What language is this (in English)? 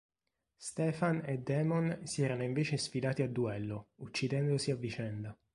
Italian